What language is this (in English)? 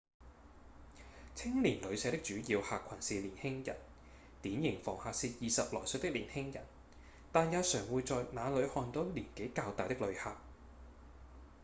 Cantonese